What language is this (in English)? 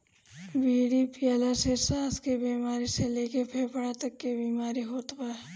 Bhojpuri